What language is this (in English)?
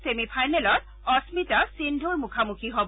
Assamese